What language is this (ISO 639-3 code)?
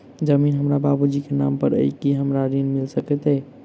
mai